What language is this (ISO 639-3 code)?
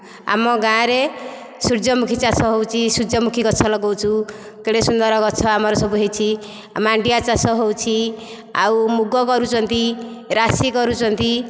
ori